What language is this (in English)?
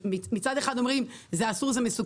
Hebrew